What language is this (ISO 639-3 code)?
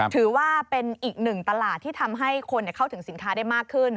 tha